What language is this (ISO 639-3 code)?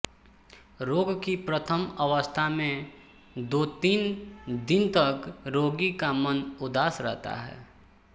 hin